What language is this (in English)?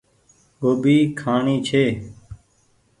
Goaria